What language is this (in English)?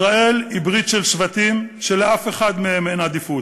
Hebrew